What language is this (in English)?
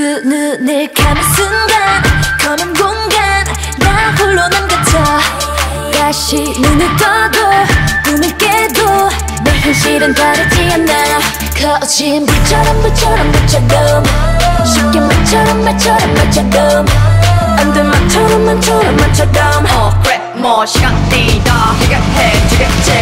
Korean